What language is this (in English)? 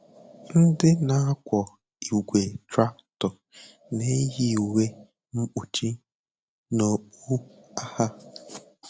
Igbo